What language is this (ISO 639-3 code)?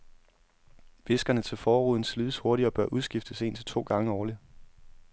dan